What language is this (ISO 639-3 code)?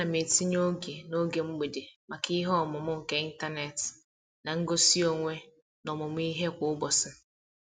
ibo